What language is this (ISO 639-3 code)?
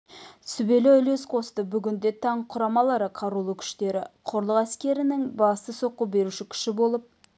kaz